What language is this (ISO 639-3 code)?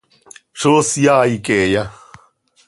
sei